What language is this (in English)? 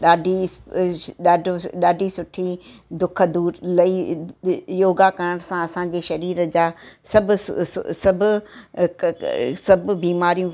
Sindhi